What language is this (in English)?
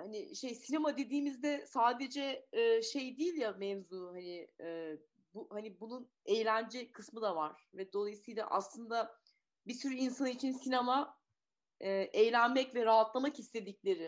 Turkish